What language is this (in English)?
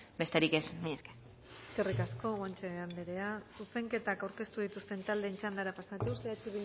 Basque